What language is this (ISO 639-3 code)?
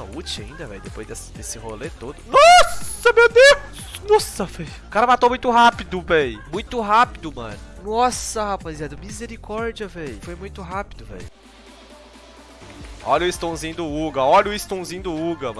por